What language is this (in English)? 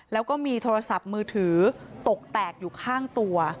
Thai